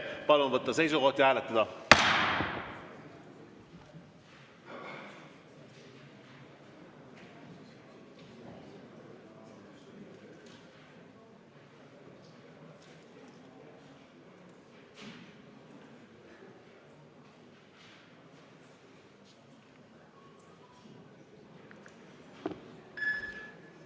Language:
Estonian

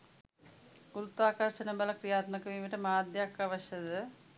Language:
Sinhala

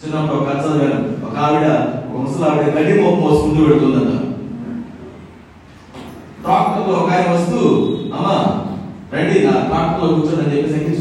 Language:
Telugu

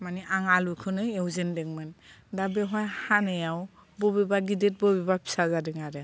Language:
Bodo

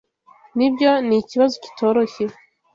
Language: Kinyarwanda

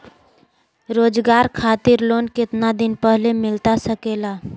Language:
Magahi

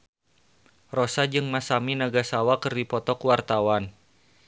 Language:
Sundanese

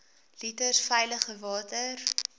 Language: Afrikaans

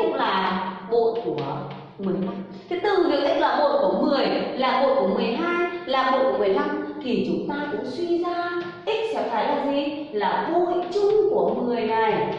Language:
Vietnamese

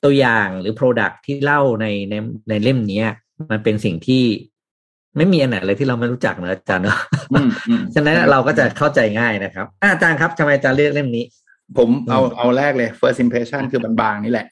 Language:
Thai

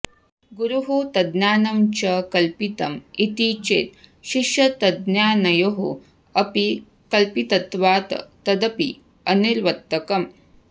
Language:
Sanskrit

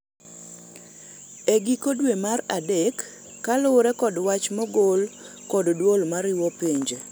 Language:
Luo (Kenya and Tanzania)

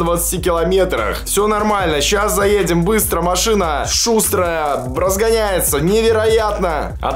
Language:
Russian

